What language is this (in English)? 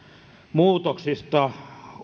Finnish